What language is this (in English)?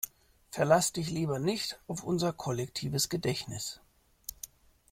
German